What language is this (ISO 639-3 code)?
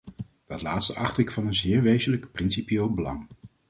nld